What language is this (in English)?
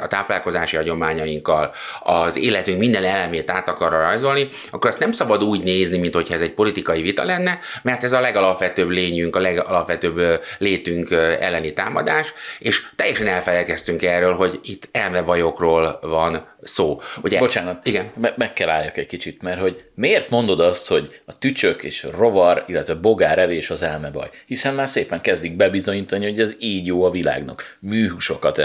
Hungarian